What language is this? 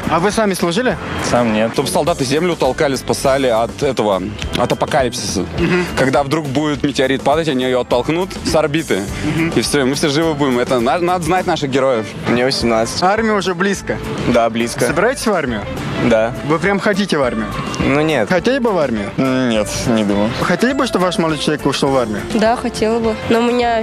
Russian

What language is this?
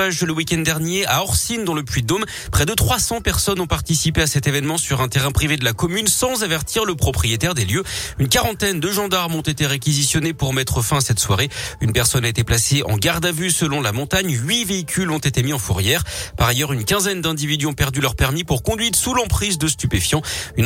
French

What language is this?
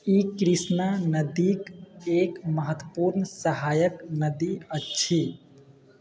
Maithili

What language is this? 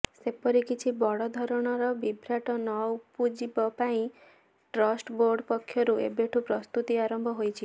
Odia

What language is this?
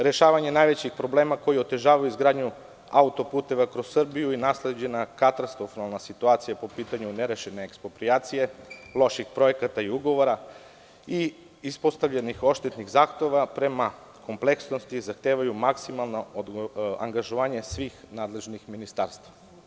Serbian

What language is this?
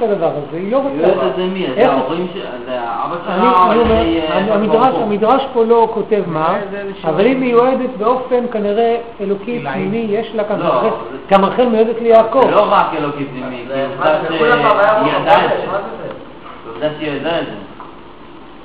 Hebrew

